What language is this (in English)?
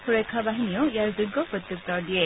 Assamese